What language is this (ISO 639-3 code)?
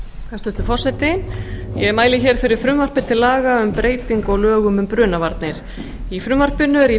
isl